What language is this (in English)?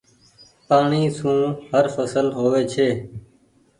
Goaria